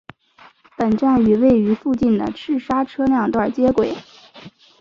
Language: Chinese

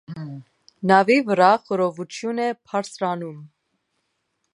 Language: Armenian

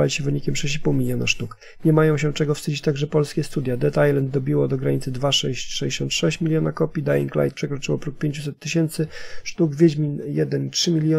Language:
Polish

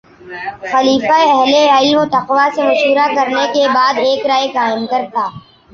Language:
Urdu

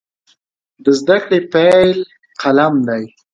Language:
Pashto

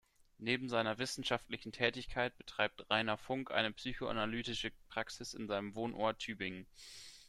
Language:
German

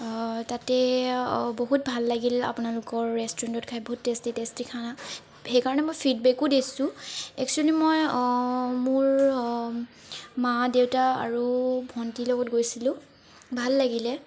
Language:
Assamese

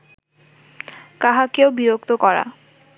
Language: Bangla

